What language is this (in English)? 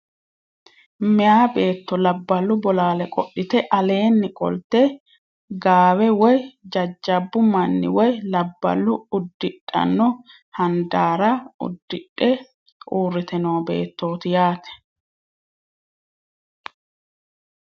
Sidamo